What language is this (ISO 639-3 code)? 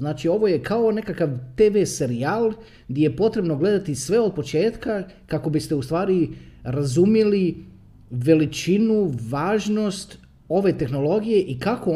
hrv